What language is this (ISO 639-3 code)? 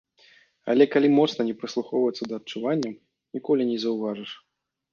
bel